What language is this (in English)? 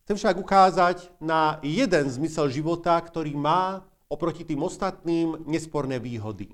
Slovak